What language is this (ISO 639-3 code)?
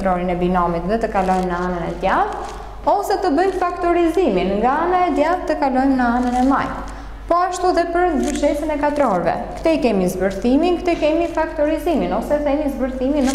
ron